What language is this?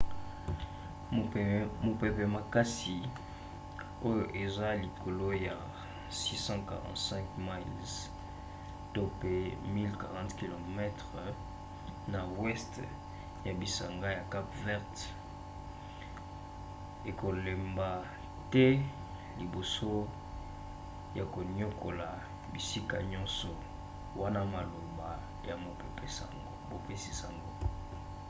Lingala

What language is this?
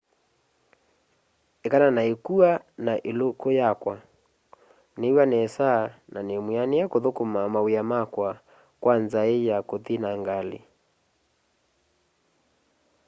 Kamba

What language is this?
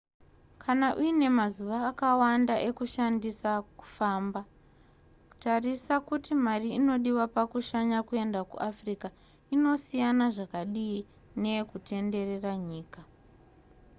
Shona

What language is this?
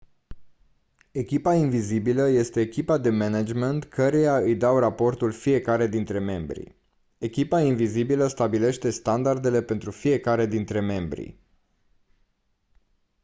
Romanian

